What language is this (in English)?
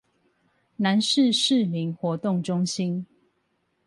Chinese